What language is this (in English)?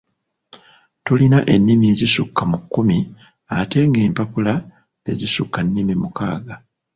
Ganda